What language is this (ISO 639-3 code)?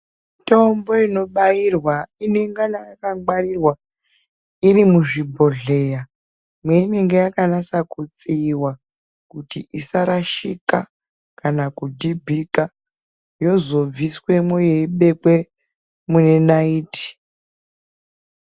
ndc